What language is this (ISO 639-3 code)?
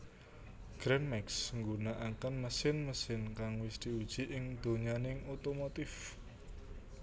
jav